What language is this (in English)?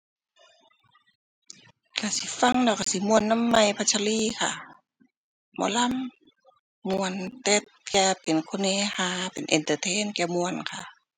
Thai